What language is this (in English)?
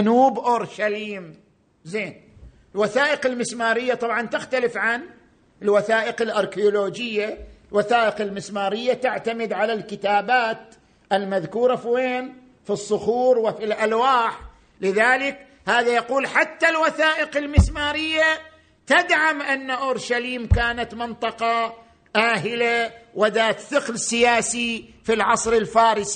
Arabic